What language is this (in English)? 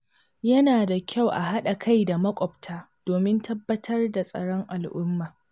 Hausa